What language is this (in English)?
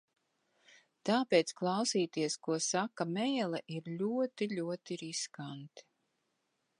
Latvian